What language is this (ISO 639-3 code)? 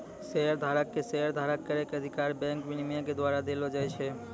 mai